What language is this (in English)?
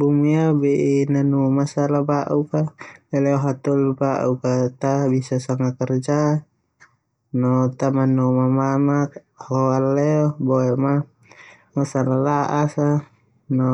Termanu